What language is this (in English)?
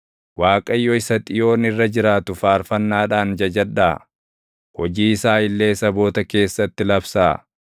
Oromo